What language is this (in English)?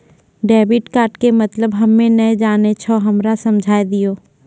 Maithili